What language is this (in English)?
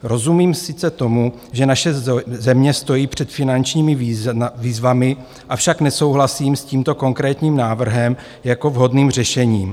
Czech